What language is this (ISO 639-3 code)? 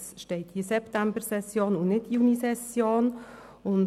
gsw